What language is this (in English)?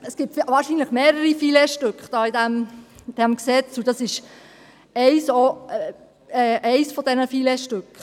Swiss German